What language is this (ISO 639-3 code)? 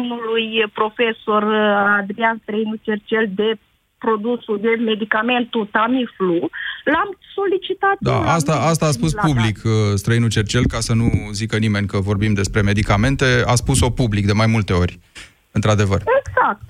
ron